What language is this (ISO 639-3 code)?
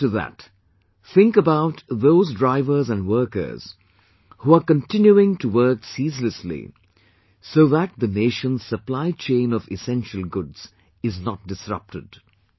eng